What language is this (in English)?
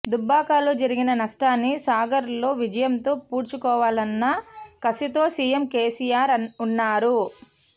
Telugu